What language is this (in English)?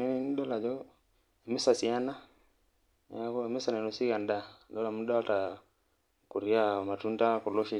Masai